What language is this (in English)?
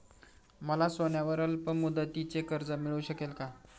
Marathi